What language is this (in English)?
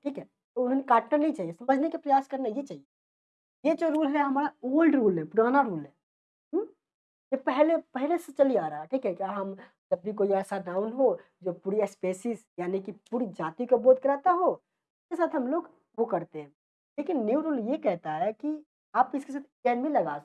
Hindi